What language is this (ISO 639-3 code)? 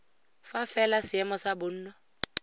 tsn